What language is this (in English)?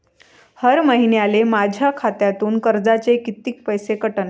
Marathi